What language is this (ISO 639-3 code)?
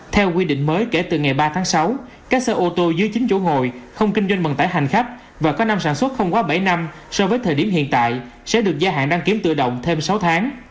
vie